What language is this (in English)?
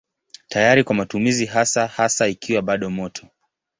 Swahili